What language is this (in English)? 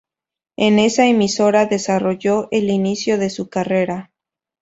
Spanish